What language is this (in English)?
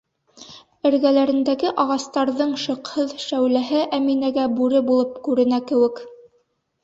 Bashkir